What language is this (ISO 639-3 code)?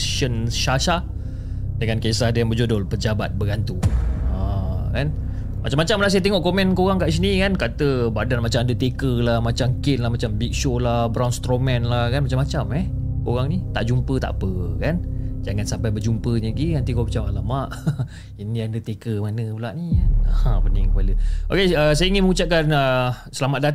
msa